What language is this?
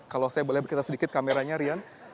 Indonesian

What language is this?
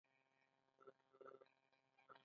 Pashto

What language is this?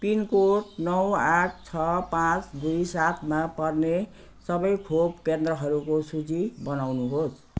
Nepali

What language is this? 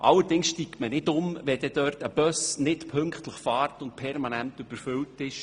Swiss German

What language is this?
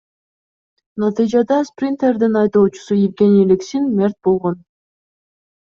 Kyrgyz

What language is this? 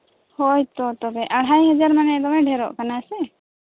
Santali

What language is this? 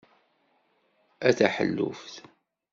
Kabyle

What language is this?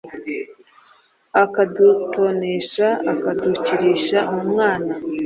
Kinyarwanda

